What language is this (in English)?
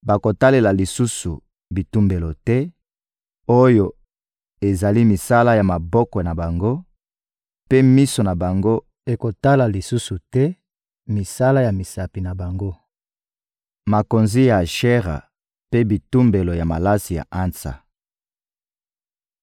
Lingala